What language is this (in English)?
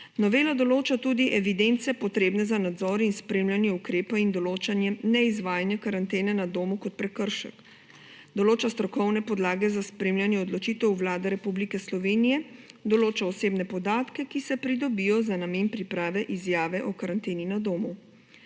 Slovenian